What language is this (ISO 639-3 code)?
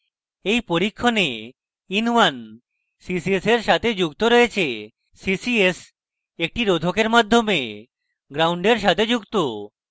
ben